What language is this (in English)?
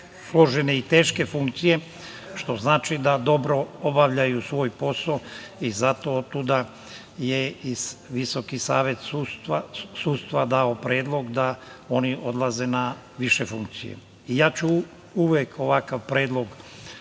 Serbian